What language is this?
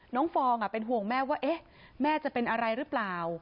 Thai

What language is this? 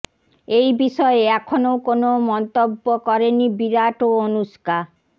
Bangla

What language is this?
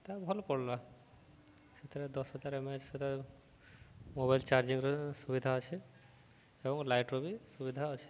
Odia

